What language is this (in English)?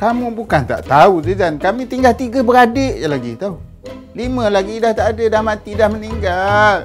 Malay